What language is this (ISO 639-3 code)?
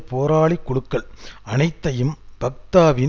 tam